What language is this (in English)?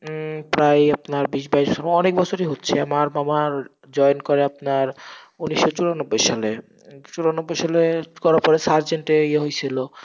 Bangla